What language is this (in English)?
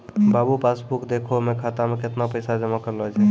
Maithili